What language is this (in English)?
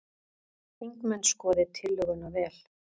Icelandic